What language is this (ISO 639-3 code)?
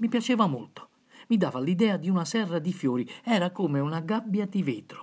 ita